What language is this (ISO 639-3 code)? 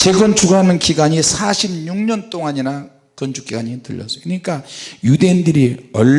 kor